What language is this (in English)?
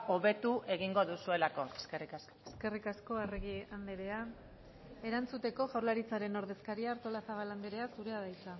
Basque